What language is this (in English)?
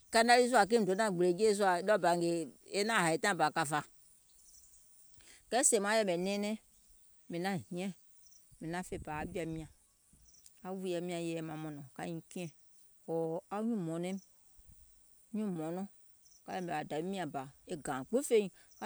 Gola